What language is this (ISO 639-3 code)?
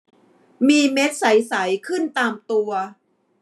tha